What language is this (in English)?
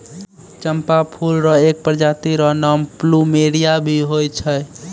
Maithili